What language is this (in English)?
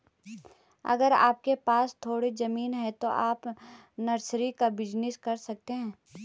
Hindi